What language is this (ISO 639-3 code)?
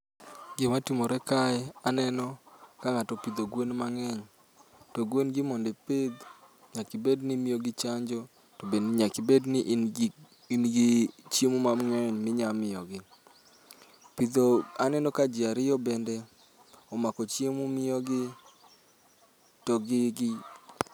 luo